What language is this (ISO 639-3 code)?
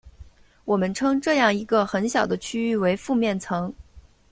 zho